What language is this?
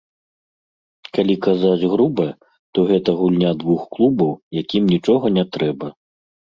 Belarusian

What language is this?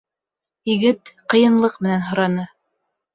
Bashkir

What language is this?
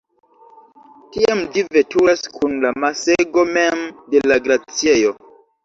Esperanto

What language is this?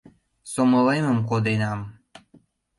Mari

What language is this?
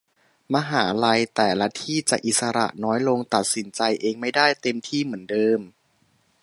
Thai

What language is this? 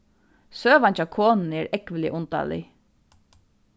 Faroese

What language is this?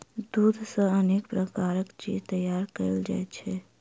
Maithili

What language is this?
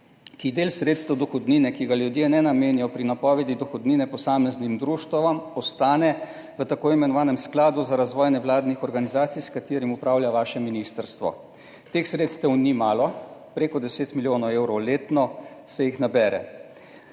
Slovenian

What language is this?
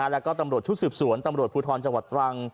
Thai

